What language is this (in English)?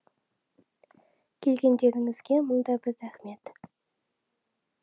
Kazakh